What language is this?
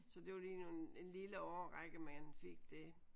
Danish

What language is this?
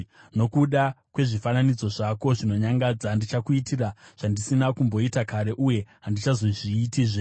Shona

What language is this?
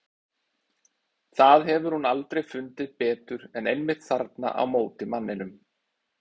Icelandic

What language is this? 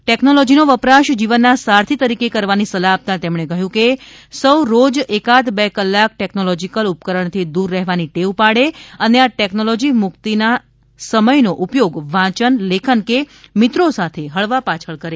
Gujarati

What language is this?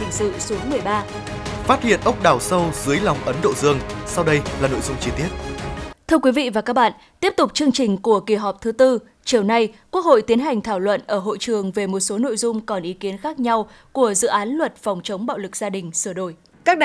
Vietnamese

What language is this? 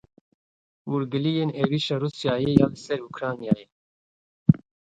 Kurdish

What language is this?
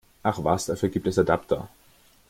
German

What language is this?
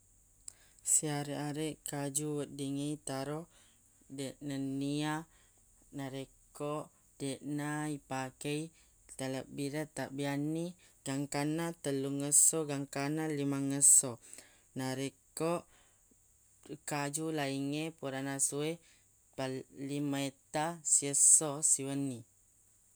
Buginese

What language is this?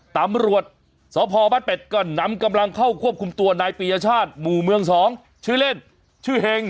Thai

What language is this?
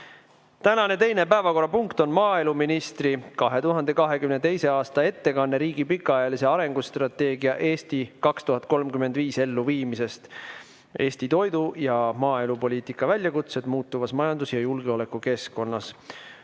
Estonian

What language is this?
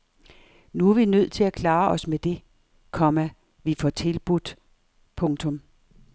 Danish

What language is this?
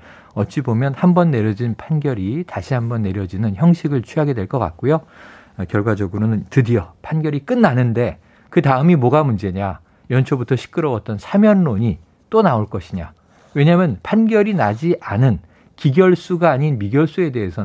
Korean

